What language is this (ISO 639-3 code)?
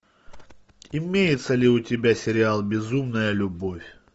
rus